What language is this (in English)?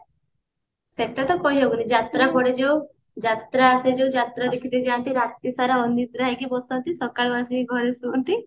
Odia